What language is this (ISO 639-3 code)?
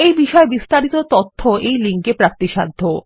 ben